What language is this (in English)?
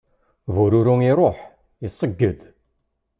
Kabyle